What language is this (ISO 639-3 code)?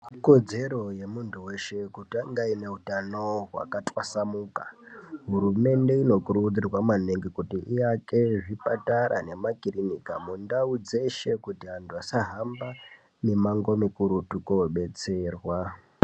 ndc